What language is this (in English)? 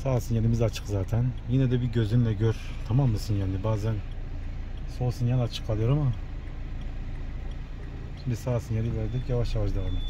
Turkish